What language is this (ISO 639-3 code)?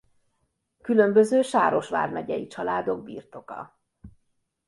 hun